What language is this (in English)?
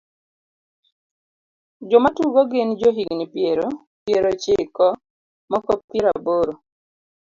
Luo (Kenya and Tanzania)